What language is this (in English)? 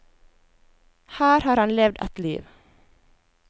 Norwegian